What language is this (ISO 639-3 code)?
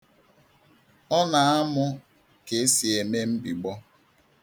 ibo